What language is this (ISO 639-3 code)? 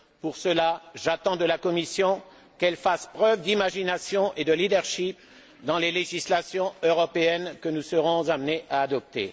fra